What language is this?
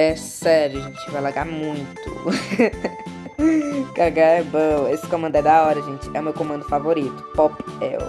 Portuguese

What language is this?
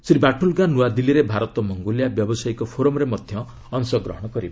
Odia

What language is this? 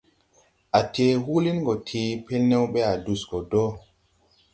Tupuri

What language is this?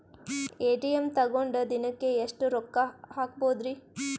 Kannada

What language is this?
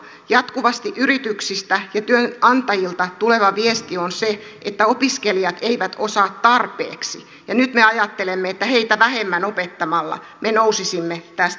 Finnish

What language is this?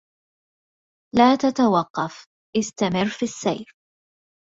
Arabic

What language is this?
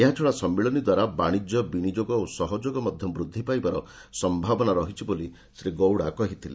Odia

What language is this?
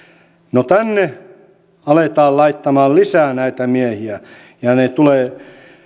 Finnish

